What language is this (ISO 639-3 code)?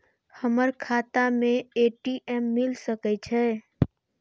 mai